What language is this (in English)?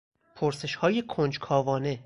Persian